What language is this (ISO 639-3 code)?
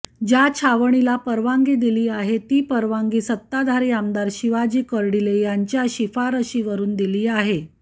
mar